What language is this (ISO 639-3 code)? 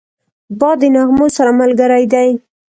pus